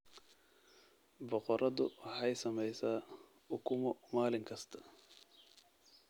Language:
Somali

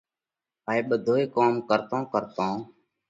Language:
Parkari Koli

